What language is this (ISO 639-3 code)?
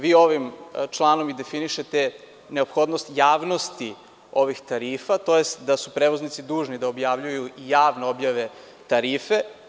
srp